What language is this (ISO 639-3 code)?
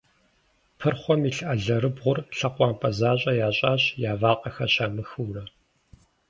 kbd